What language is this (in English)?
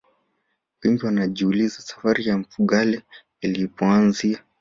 Swahili